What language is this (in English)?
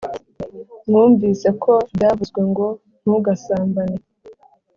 Kinyarwanda